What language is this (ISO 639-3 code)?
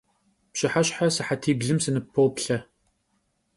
kbd